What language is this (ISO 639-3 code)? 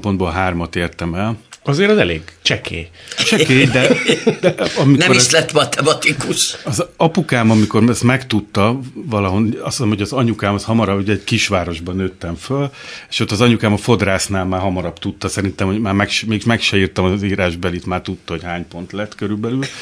hun